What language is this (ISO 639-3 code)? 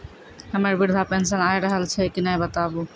mai